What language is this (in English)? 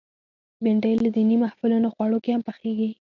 Pashto